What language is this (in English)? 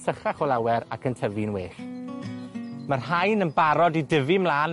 Welsh